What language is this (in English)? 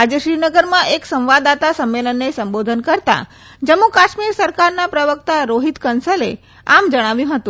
Gujarati